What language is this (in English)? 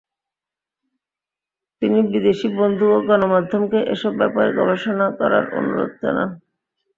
Bangla